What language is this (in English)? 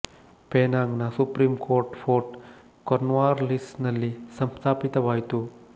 Kannada